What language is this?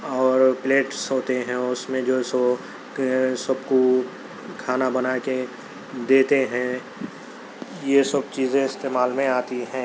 Urdu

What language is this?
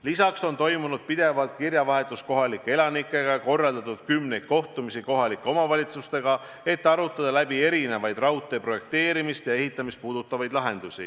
Estonian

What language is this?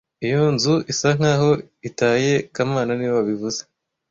Kinyarwanda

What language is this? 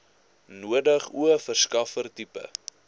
Afrikaans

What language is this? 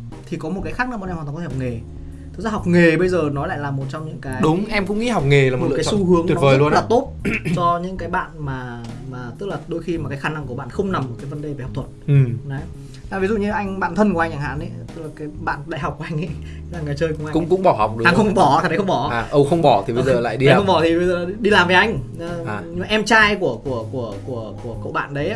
Vietnamese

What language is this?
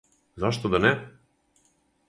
Serbian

